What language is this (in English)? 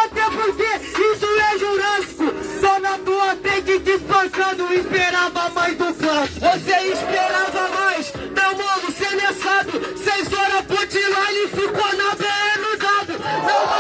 Portuguese